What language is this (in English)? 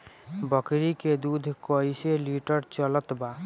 Bhojpuri